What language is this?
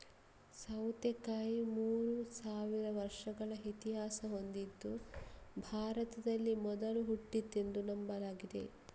Kannada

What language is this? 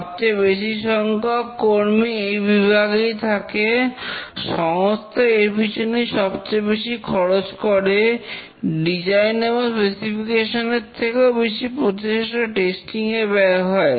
Bangla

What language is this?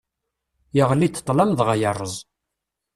Kabyle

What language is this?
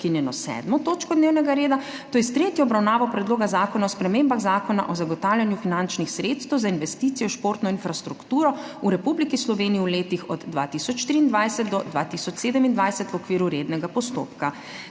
Slovenian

